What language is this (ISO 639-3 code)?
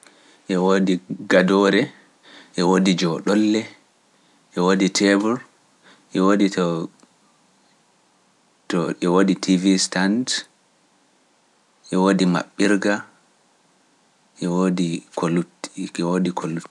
fuf